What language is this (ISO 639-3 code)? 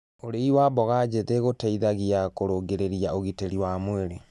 kik